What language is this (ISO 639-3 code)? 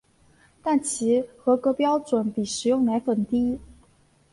zho